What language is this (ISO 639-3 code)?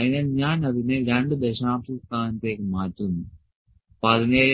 mal